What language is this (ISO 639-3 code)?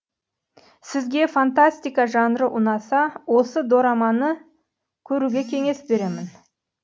kaz